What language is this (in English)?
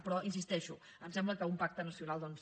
Catalan